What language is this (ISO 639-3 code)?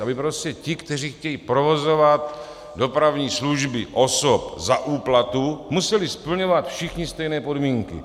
ces